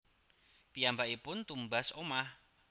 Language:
Javanese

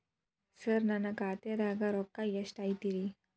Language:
Kannada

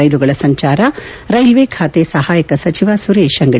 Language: Kannada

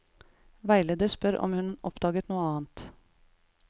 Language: Norwegian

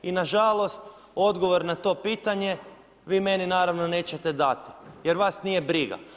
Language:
Croatian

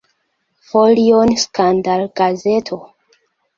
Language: Esperanto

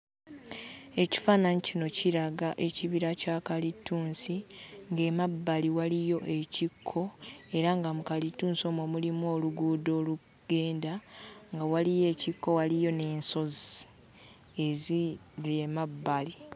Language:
Ganda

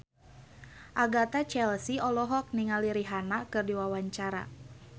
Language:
Sundanese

